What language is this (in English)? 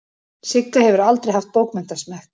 Icelandic